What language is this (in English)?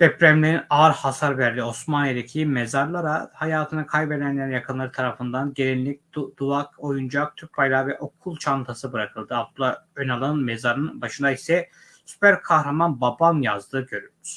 Turkish